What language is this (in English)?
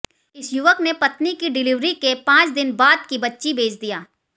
Hindi